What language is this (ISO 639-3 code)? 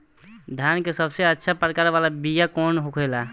bho